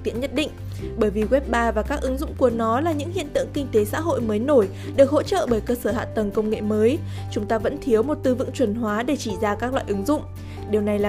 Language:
Vietnamese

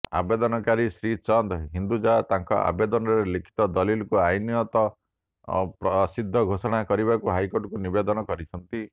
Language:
Odia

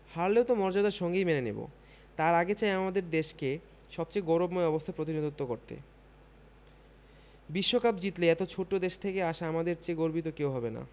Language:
Bangla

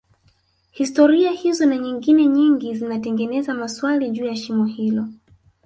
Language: Swahili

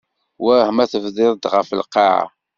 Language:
Kabyle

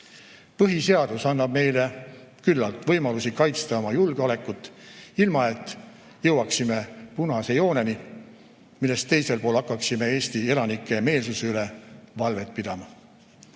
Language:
Estonian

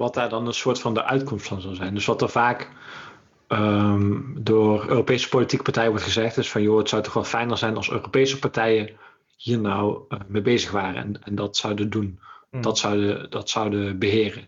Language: Dutch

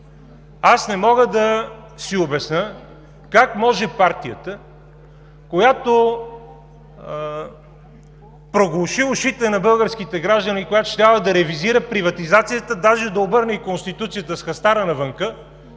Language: Bulgarian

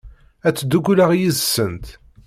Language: Kabyle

